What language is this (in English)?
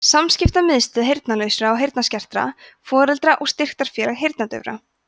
Icelandic